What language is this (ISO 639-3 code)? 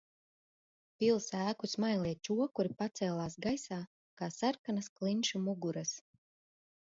lav